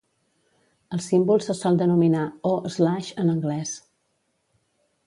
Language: Catalan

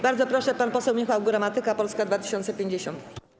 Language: Polish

